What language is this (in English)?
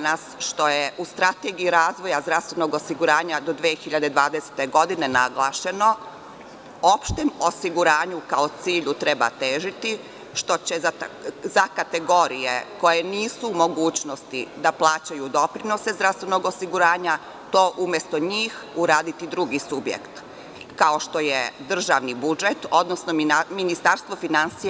Serbian